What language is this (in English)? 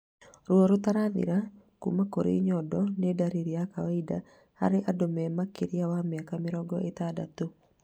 Kikuyu